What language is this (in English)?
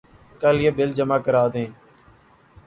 Urdu